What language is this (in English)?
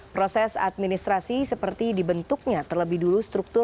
Indonesian